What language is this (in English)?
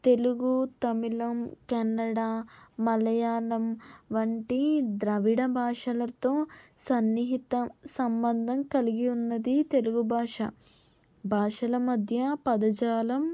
Telugu